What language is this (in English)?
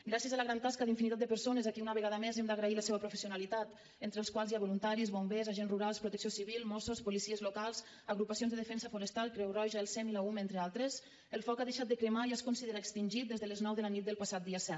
Catalan